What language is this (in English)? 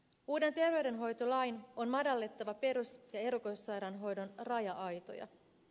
Finnish